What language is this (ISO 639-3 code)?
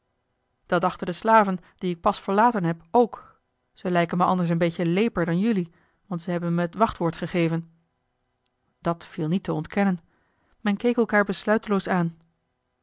nld